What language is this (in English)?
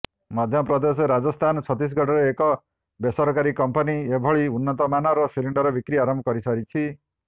Odia